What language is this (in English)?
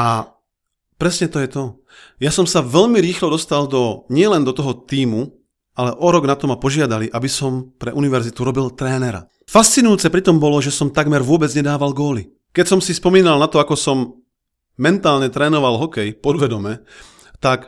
Slovak